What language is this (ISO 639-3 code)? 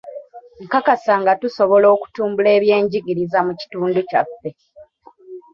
lug